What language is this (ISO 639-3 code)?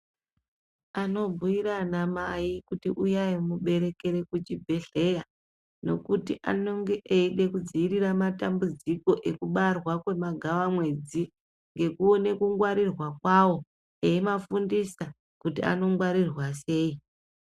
ndc